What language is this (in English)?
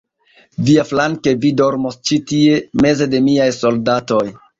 Esperanto